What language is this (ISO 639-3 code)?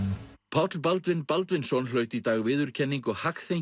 isl